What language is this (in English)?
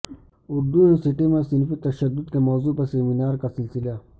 Urdu